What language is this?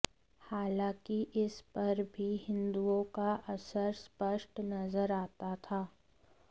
Hindi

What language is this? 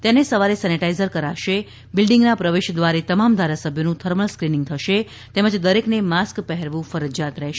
Gujarati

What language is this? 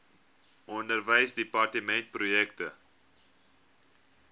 Afrikaans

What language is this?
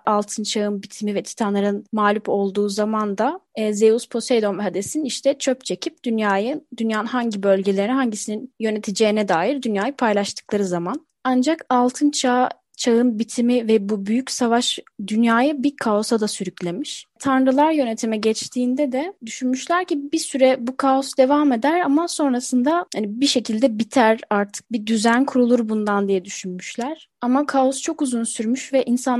Turkish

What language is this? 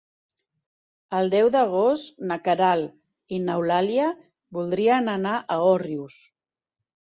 Catalan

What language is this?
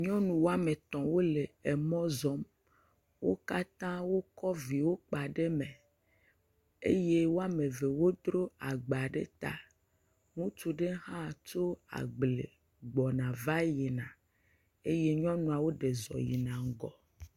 Ewe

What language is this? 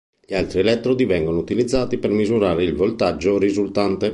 Italian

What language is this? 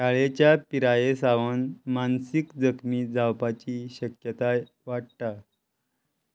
Konkani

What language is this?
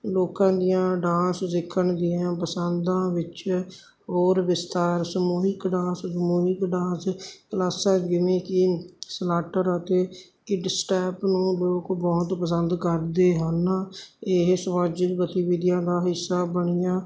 Punjabi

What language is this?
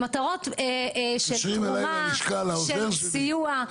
Hebrew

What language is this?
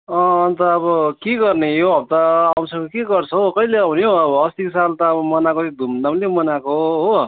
Nepali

